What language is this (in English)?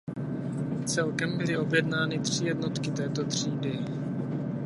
Czech